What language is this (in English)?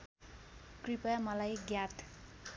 Nepali